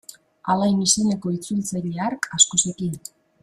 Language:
Basque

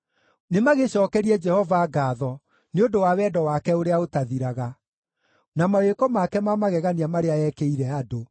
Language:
Kikuyu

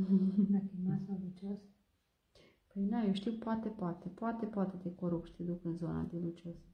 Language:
Romanian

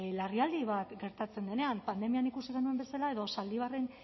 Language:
Basque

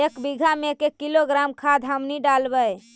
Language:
Magahi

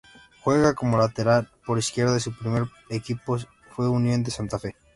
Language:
Spanish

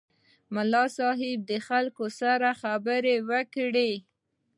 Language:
Pashto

